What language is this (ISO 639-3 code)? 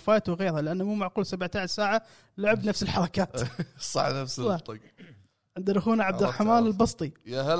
ara